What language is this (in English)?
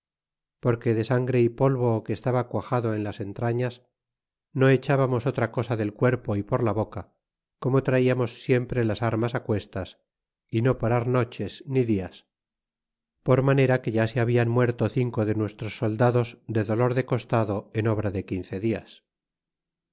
Spanish